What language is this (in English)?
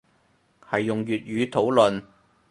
Cantonese